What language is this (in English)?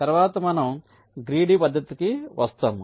Telugu